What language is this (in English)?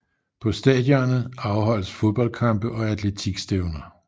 Danish